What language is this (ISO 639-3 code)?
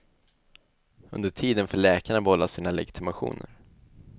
swe